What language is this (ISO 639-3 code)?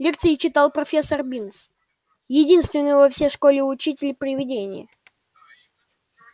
rus